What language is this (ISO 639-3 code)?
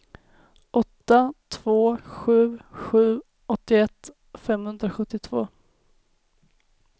swe